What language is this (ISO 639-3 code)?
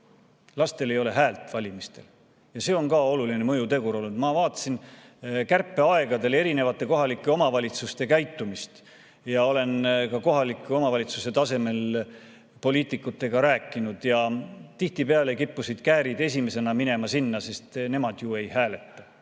est